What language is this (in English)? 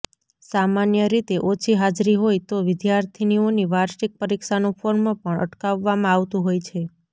Gujarati